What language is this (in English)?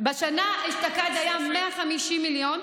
Hebrew